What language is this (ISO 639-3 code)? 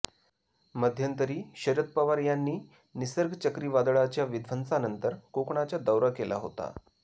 mar